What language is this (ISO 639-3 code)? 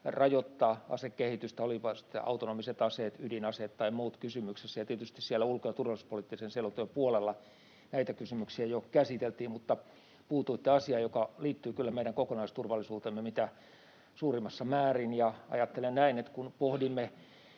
fin